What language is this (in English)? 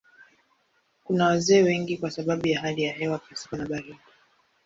Swahili